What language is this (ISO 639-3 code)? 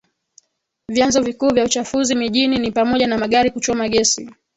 swa